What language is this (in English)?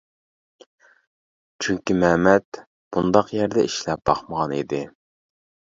Uyghur